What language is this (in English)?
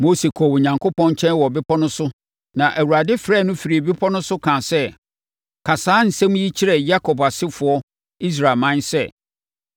Akan